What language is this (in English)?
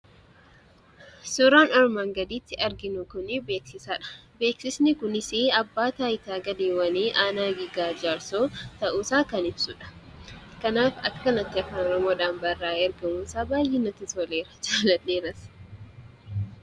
Oromo